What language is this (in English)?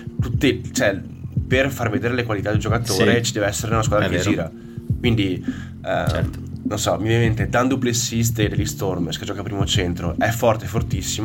Italian